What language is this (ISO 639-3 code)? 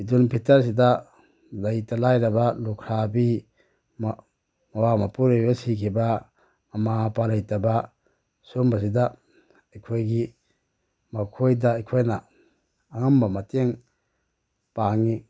mni